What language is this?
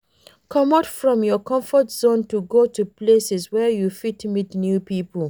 Nigerian Pidgin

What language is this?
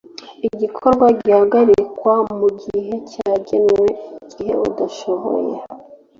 Kinyarwanda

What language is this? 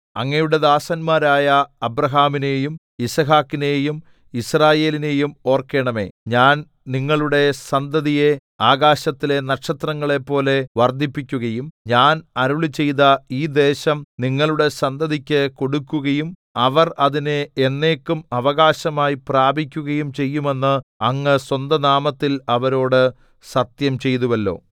Malayalam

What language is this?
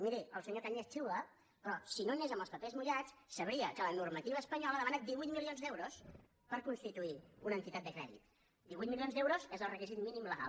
Catalan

